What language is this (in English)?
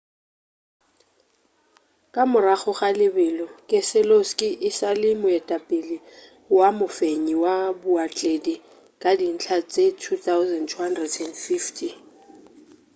Northern Sotho